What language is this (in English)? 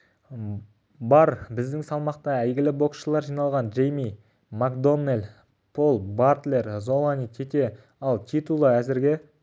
Kazakh